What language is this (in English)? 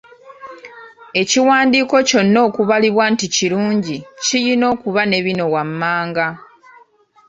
Ganda